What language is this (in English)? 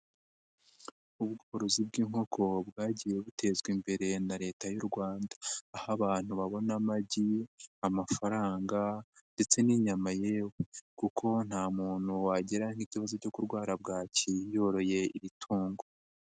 Kinyarwanda